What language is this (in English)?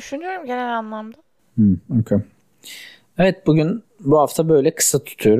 Turkish